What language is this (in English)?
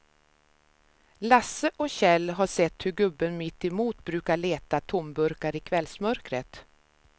Swedish